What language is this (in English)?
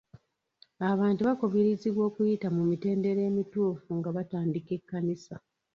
Ganda